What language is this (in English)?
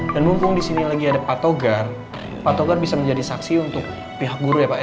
Indonesian